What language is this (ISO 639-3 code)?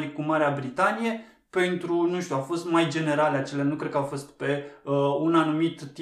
ron